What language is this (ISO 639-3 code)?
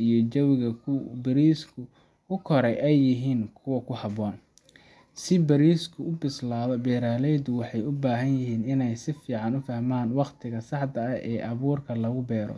som